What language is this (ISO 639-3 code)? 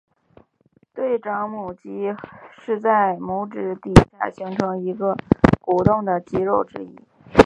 zho